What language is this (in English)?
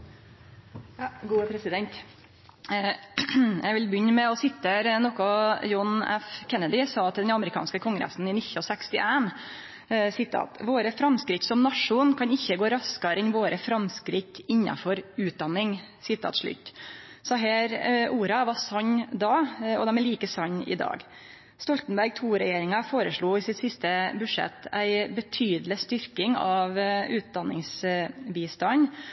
Norwegian Nynorsk